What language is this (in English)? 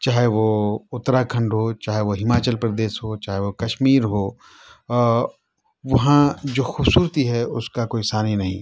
Urdu